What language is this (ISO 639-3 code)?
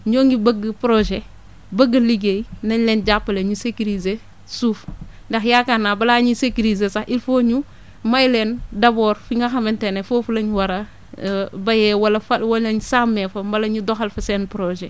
wol